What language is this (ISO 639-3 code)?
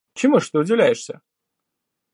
rus